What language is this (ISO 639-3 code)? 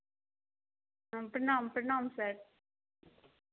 mai